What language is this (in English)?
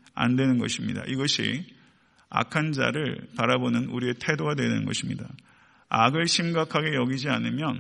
Korean